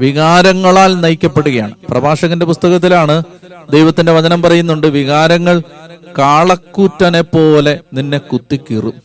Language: Malayalam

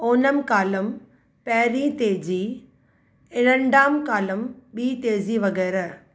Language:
Sindhi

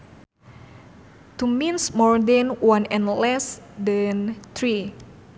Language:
Sundanese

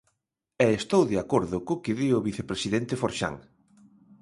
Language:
Galician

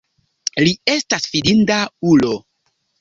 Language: Esperanto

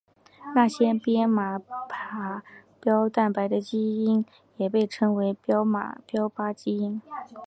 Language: Chinese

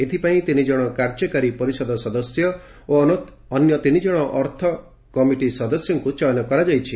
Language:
Odia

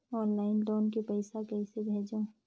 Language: Chhattisgarhi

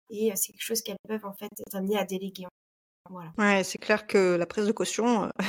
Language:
French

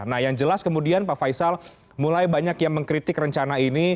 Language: Indonesian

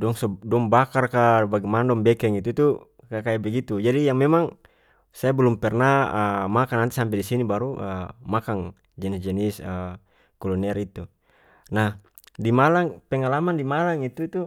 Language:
North Moluccan Malay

